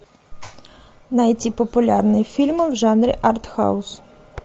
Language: Russian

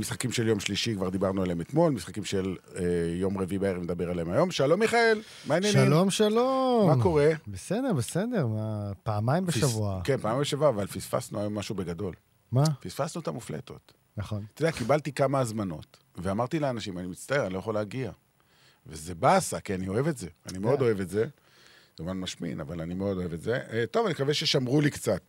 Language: Hebrew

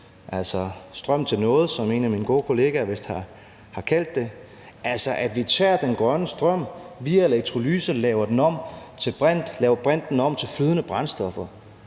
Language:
Danish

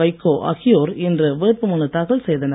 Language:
Tamil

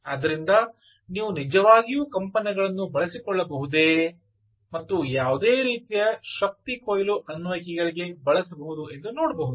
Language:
Kannada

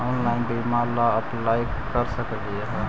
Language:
Magahi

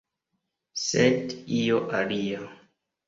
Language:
Esperanto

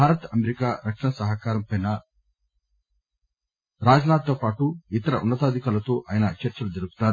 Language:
Telugu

